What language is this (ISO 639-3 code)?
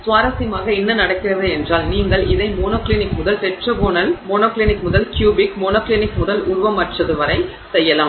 tam